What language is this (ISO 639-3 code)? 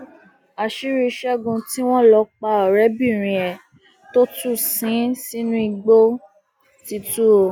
yor